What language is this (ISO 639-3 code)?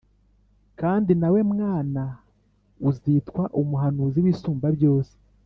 kin